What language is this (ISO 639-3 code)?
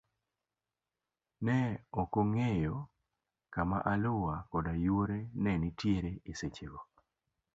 luo